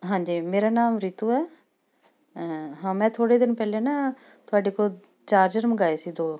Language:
Punjabi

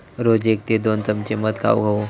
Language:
Marathi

